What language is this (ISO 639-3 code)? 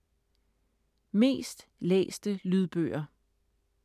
dan